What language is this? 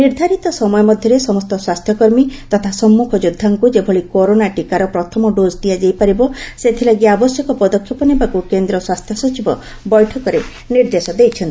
Odia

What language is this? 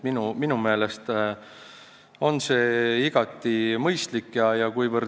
Estonian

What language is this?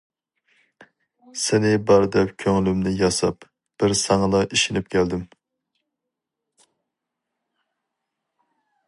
Uyghur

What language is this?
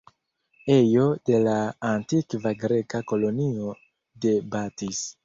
Esperanto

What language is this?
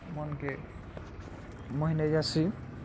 Odia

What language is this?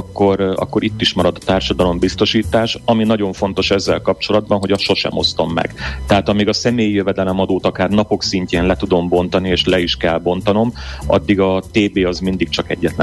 Hungarian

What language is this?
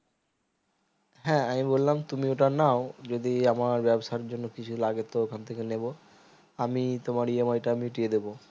Bangla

